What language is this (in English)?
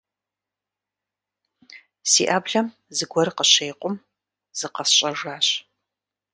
Kabardian